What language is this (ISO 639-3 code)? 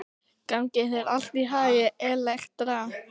isl